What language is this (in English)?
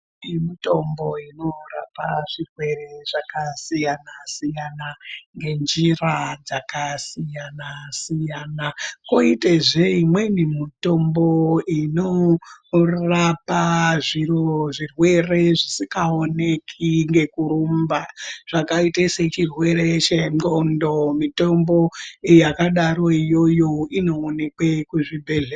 Ndau